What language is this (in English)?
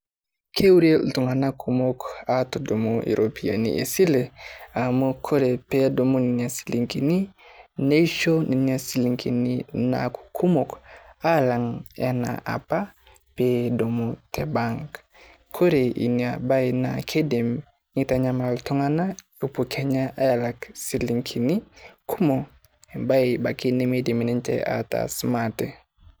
Masai